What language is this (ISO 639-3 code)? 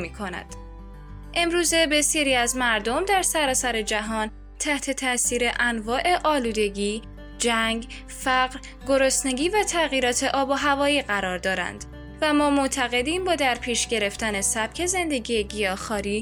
fas